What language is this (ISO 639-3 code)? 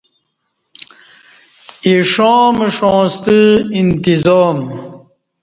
bsh